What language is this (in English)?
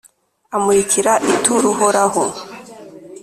Kinyarwanda